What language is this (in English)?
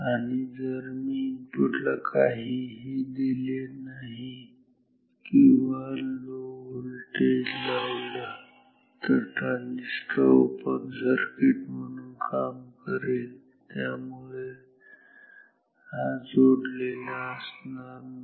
Marathi